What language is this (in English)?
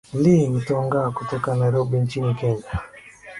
Swahili